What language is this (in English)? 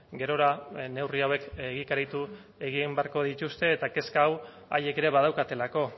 Basque